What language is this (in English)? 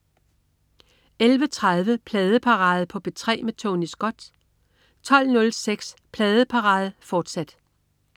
Danish